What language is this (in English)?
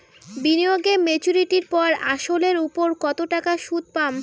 Bangla